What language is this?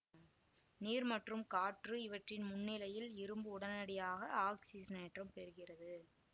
Tamil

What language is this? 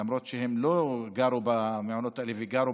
Hebrew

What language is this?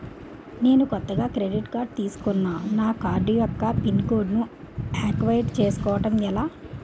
Telugu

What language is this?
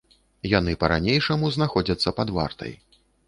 Belarusian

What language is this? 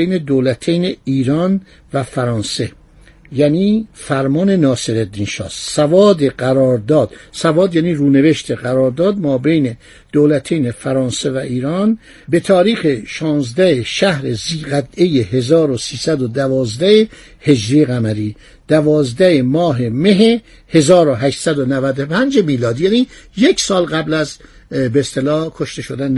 Persian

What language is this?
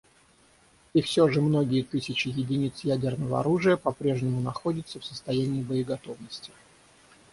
Russian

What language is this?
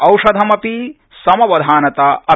Sanskrit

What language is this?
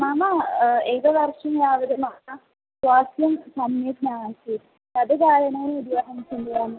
Sanskrit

